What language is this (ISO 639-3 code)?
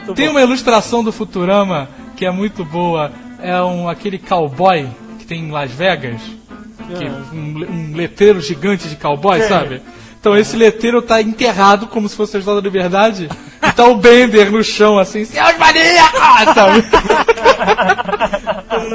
por